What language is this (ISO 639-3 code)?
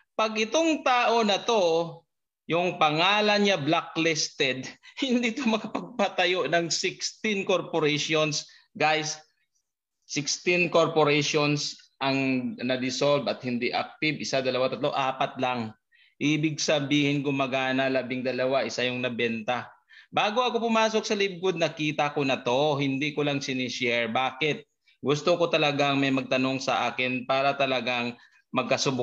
fil